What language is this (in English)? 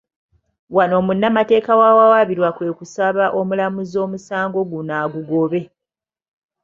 Ganda